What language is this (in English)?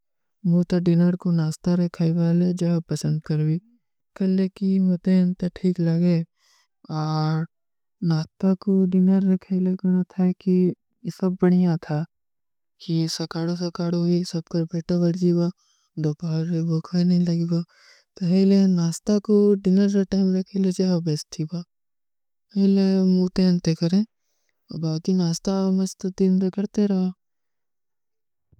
Kui (India)